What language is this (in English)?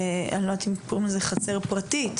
Hebrew